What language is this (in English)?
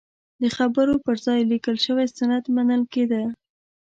Pashto